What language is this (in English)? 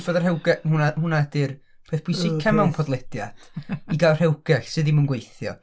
Welsh